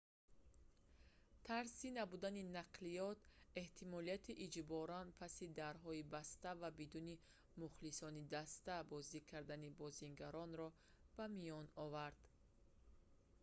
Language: Tajik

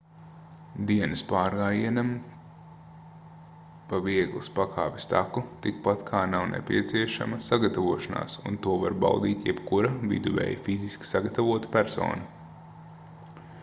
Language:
Latvian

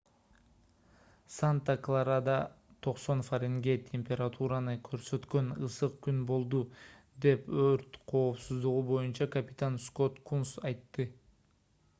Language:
Kyrgyz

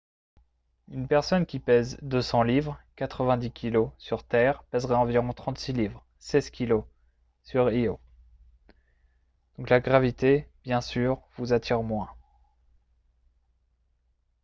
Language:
French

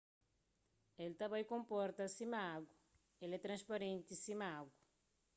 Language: Kabuverdianu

